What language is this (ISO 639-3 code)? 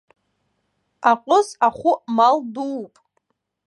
abk